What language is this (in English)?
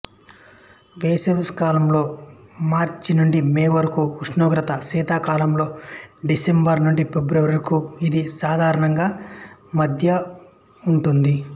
Telugu